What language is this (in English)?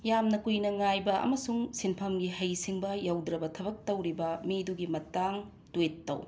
Manipuri